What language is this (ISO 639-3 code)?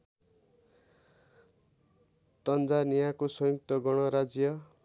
nep